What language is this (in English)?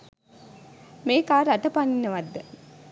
Sinhala